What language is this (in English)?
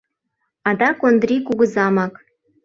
Mari